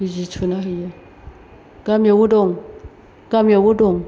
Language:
Bodo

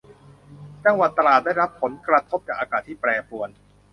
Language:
Thai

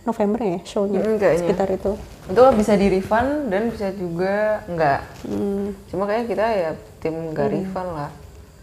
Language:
Indonesian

